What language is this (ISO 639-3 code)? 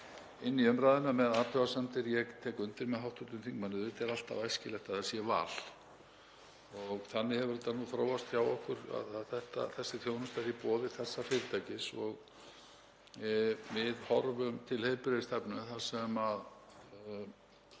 isl